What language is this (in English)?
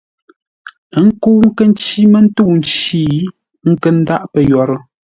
Ngombale